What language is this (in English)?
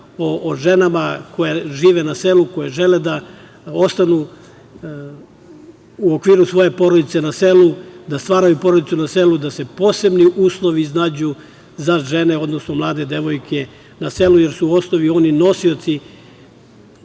Serbian